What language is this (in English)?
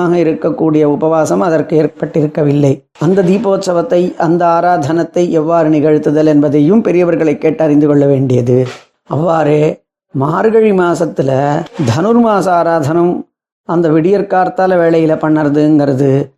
Tamil